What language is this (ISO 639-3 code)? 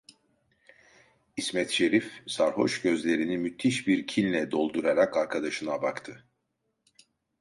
tur